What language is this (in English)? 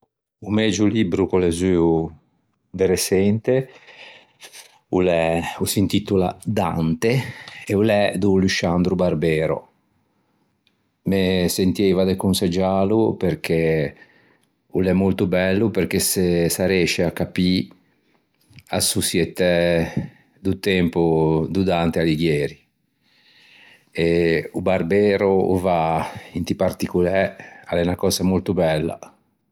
Ligurian